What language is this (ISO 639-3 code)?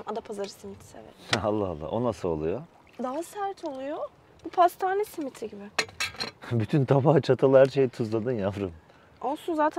tur